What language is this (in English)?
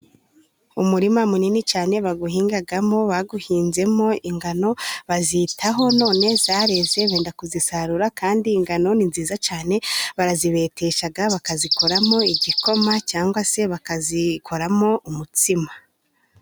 Kinyarwanda